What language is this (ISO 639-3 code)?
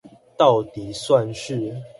zho